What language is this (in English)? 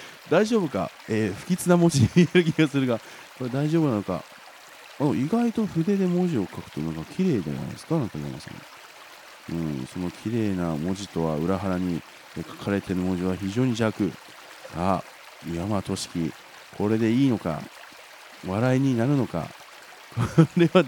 Japanese